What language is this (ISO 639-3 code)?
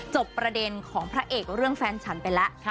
tha